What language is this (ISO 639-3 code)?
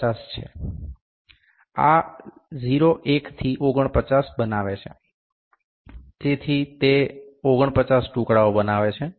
guj